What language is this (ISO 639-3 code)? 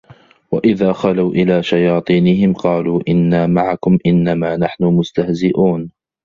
ara